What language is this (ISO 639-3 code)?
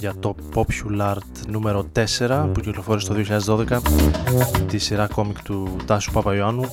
ell